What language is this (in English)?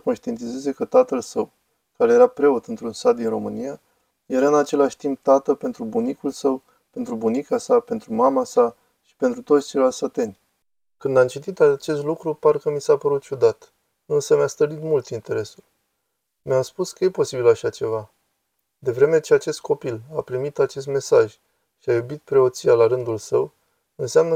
Romanian